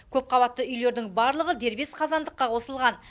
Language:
Kazakh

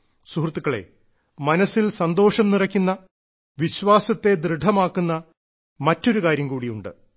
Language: Malayalam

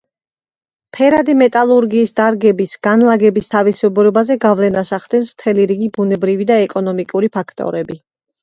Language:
Georgian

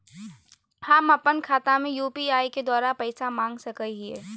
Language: Magahi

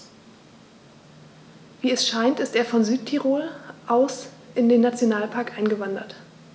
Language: German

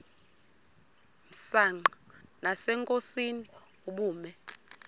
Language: Xhosa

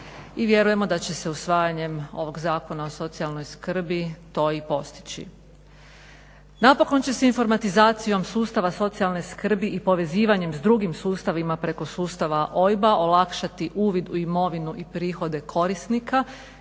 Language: Croatian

